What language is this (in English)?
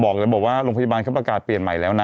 Thai